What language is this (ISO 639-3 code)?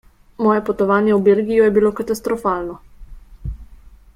slv